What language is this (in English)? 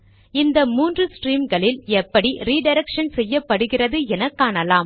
Tamil